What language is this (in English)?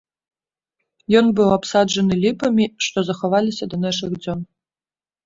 Belarusian